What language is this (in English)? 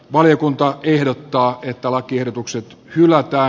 Finnish